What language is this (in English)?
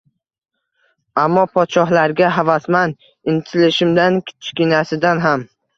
Uzbek